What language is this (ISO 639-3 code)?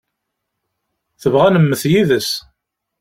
kab